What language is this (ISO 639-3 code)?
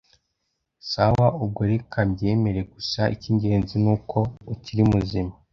kin